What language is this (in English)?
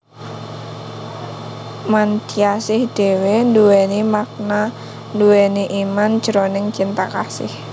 Javanese